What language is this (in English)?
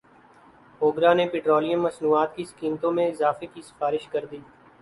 Urdu